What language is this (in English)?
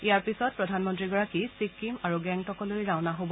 Assamese